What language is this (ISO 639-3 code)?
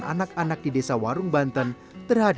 ind